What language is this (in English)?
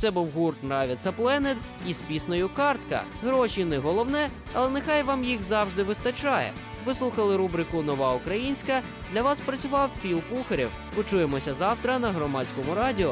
Ukrainian